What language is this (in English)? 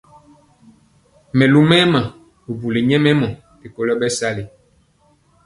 Mpiemo